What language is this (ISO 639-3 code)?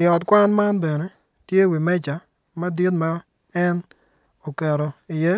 ach